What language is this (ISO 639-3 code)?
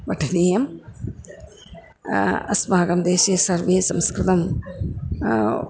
san